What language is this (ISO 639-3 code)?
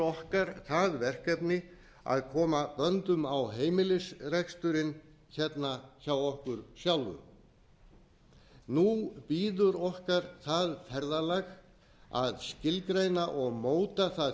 isl